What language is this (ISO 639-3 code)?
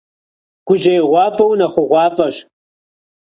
kbd